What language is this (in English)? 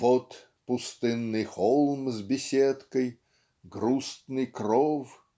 Russian